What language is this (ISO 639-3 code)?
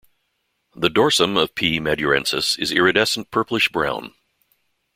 eng